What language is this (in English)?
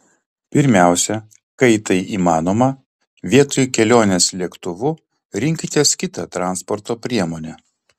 Lithuanian